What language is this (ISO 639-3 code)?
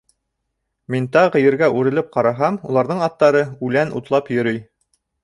bak